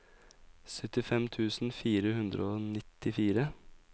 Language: Norwegian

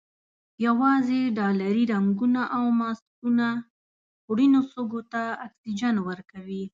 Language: Pashto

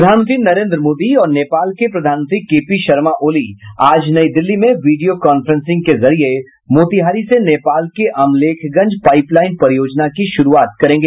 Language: Hindi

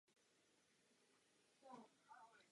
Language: Czech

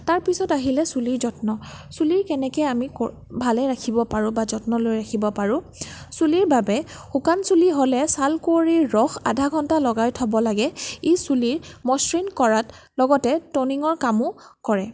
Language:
Assamese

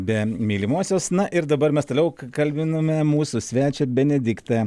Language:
Lithuanian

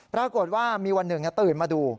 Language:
Thai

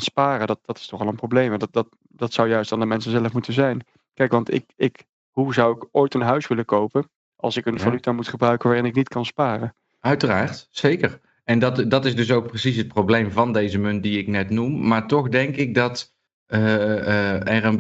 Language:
Dutch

